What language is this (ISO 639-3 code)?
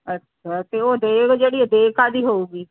pan